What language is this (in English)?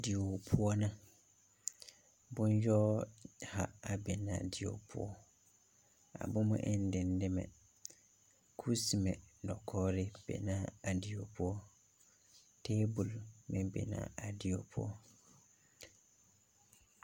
Southern Dagaare